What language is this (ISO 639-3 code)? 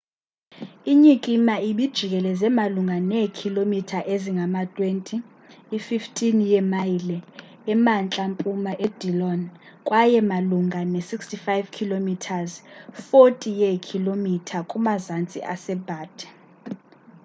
xho